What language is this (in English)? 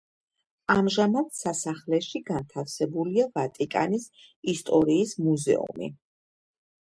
Georgian